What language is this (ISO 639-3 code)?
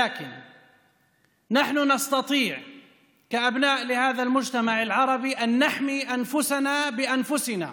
heb